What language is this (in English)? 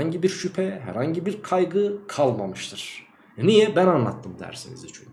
Turkish